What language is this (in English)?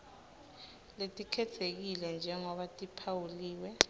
Swati